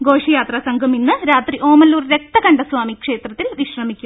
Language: Malayalam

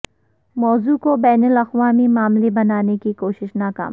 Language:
Urdu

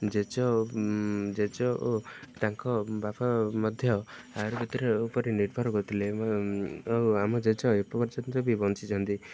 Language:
Odia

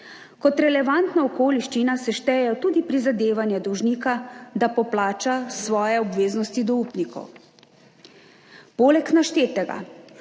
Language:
Slovenian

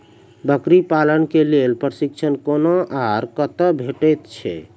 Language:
Maithili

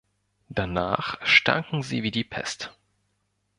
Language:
German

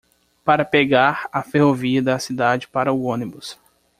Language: Portuguese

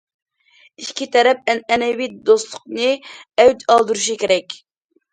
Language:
Uyghur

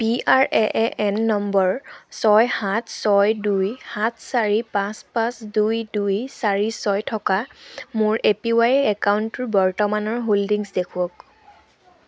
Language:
Assamese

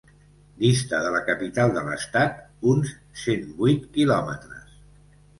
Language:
Catalan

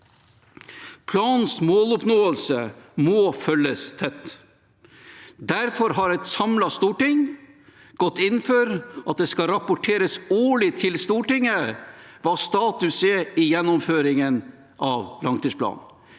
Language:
Norwegian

